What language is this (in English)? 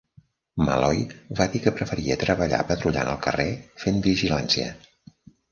Catalan